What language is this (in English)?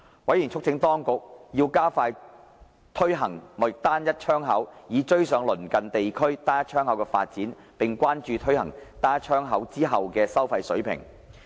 Cantonese